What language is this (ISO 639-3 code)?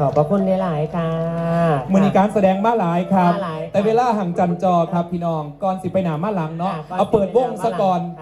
tha